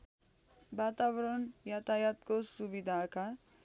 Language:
Nepali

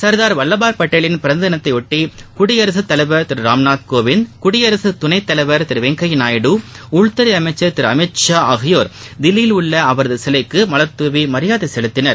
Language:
Tamil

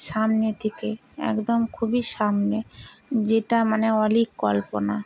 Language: Bangla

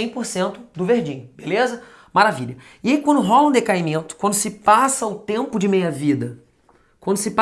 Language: Portuguese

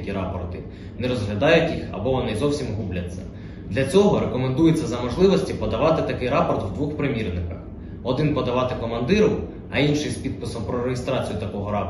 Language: Ukrainian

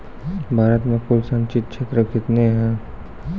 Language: Maithili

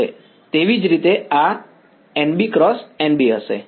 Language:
Gujarati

